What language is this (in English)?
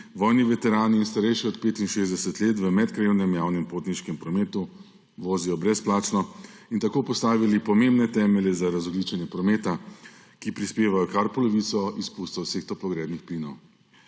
Slovenian